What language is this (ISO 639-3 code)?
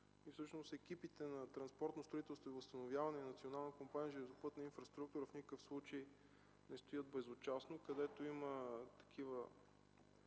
bul